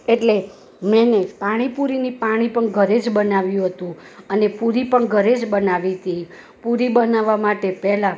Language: Gujarati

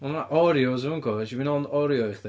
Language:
Welsh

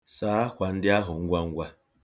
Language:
Igbo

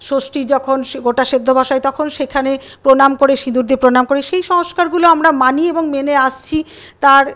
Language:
Bangla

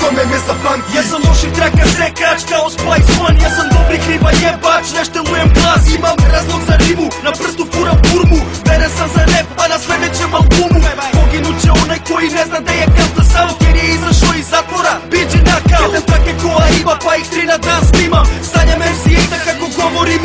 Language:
Polish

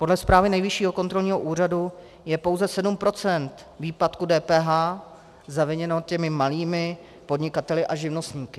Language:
Czech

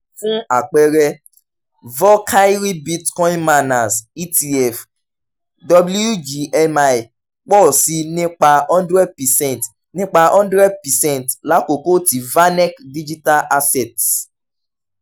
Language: Yoruba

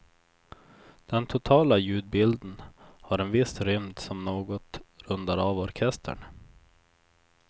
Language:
Swedish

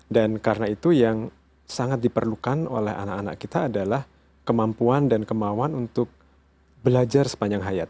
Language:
Indonesian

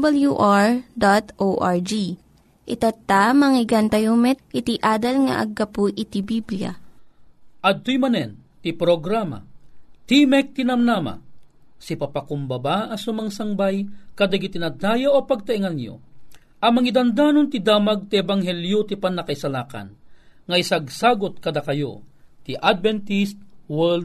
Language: Filipino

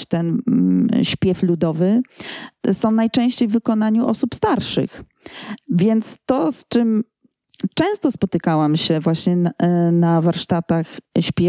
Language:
Polish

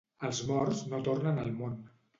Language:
Catalan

